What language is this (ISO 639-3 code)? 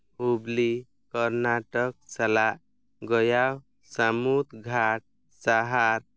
sat